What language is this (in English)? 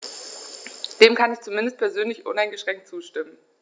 German